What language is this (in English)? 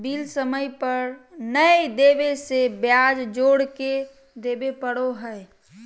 Magahi